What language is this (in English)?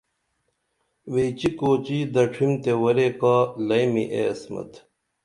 Dameli